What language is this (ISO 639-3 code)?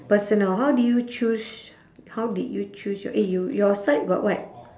eng